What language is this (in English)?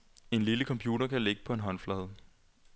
Danish